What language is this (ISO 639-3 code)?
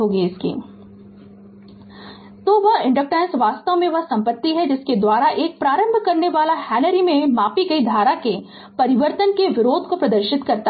hin